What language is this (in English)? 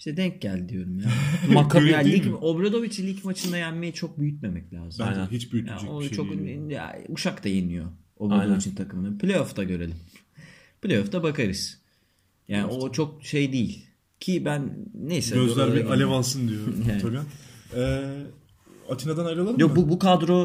Turkish